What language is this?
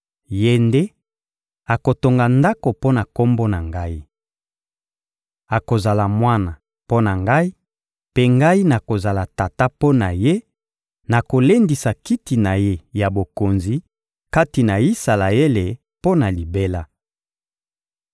Lingala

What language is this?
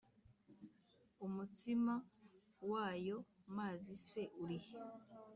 Kinyarwanda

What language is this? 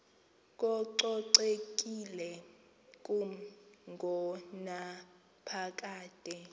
Xhosa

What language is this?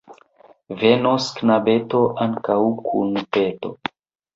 Esperanto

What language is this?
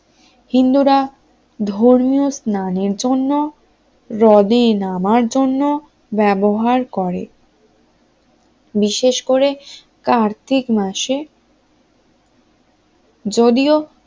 Bangla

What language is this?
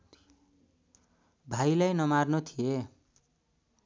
Nepali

